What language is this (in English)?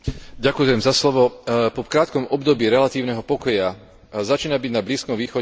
Slovak